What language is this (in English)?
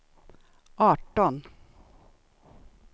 Swedish